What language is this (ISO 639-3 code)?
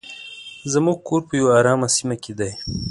pus